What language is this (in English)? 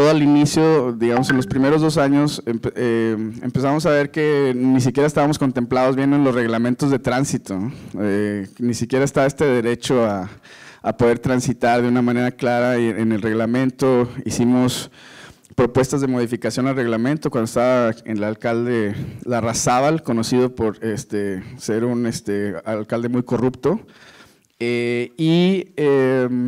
Spanish